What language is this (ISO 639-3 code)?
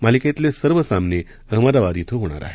mar